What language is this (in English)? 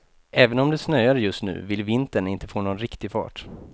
Swedish